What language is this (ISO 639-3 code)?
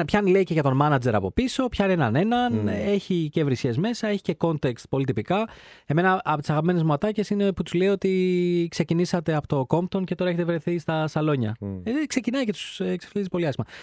ell